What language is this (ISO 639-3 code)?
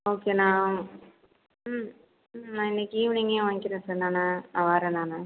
tam